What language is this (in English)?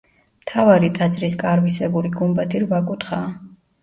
Georgian